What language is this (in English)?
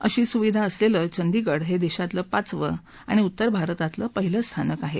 Marathi